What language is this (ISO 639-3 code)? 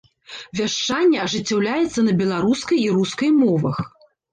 bel